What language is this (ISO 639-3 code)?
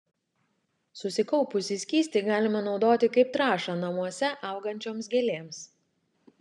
lit